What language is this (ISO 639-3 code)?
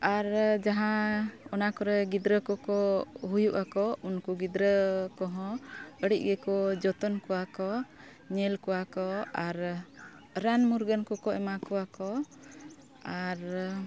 sat